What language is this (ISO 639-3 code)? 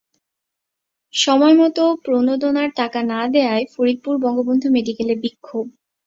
ben